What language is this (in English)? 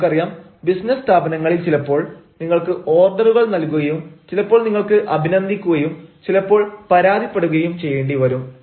Malayalam